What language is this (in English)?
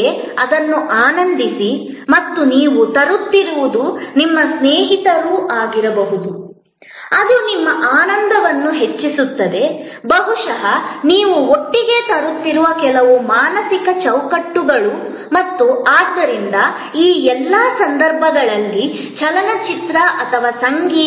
Kannada